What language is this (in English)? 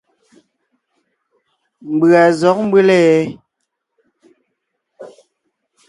Ngiemboon